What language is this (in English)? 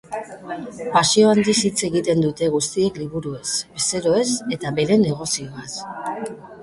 Basque